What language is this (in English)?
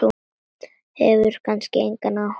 Icelandic